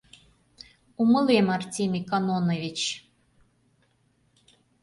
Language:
Mari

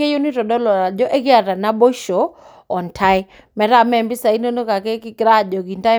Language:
Masai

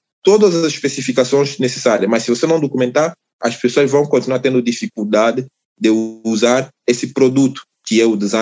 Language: Portuguese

